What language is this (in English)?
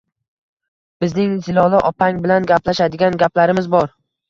Uzbek